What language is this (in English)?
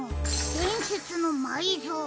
Japanese